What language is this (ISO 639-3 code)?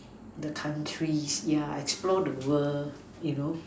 eng